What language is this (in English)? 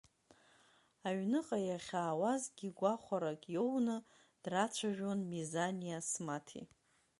Abkhazian